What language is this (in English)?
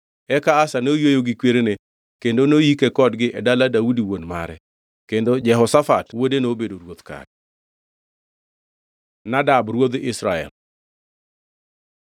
Luo (Kenya and Tanzania)